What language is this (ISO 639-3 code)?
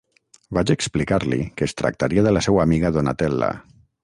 cat